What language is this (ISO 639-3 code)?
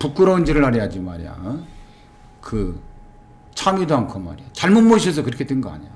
kor